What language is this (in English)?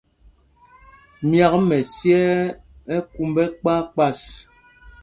Mpumpong